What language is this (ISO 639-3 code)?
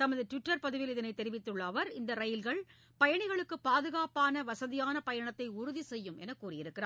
tam